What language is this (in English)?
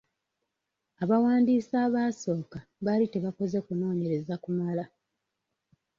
Ganda